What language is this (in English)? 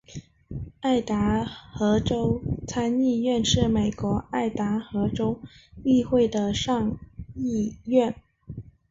Chinese